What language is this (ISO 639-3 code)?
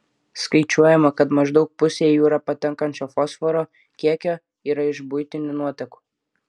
lit